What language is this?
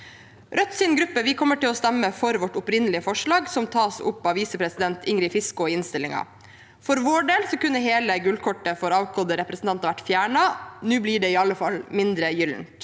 Norwegian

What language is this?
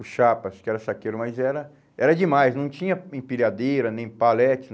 Portuguese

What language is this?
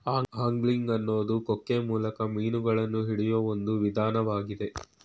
Kannada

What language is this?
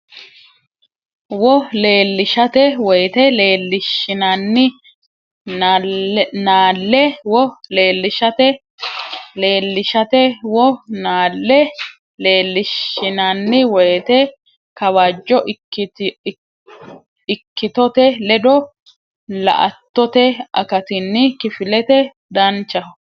Sidamo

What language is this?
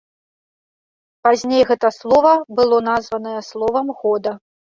Belarusian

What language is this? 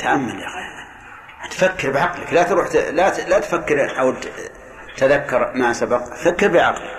Arabic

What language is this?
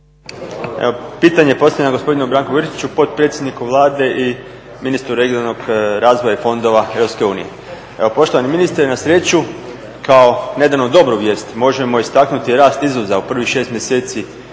Croatian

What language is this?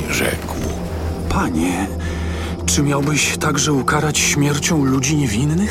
Polish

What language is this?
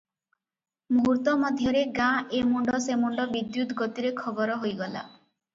Odia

